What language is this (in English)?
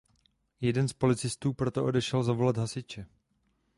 Czech